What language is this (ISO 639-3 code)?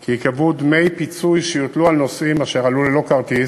heb